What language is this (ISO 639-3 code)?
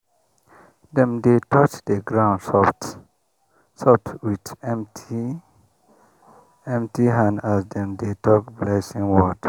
pcm